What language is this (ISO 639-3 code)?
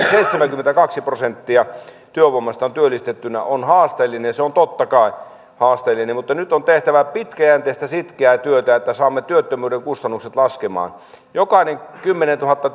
fin